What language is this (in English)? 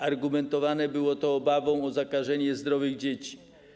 Polish